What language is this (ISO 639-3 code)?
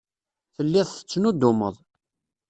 kab